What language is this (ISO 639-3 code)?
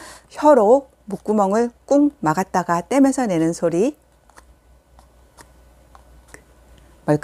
kor